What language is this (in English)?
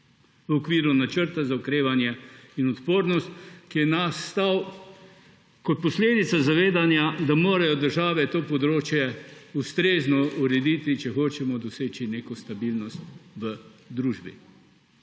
Slovenian